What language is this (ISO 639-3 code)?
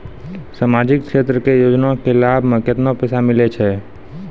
mai